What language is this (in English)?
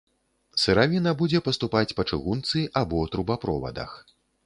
Belarusian